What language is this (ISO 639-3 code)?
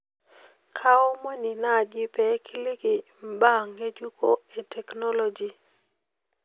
mas